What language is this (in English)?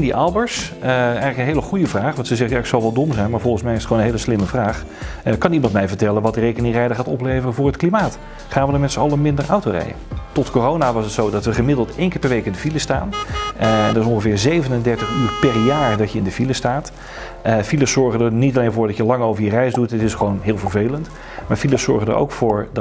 Dutch